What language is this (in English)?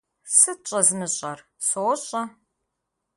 Kabardian